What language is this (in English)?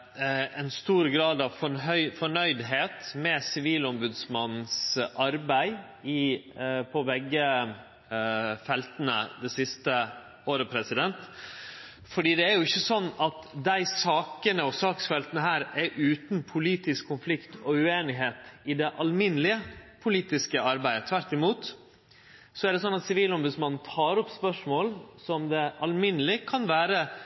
Norwegian Nynorsk